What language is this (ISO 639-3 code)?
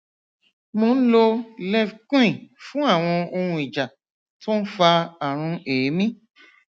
yor